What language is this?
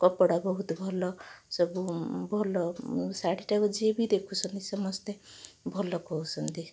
Odia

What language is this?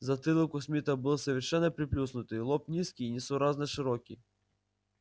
Russian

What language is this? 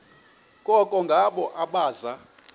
Xhosa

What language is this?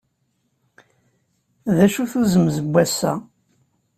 Kabyle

